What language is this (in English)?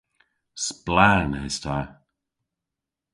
Cornish